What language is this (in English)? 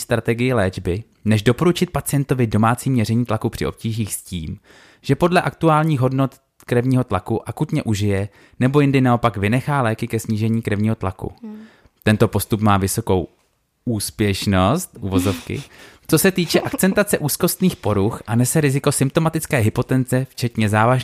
Czech